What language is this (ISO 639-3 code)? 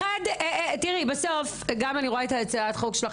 heb